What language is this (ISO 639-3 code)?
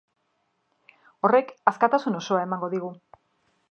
eus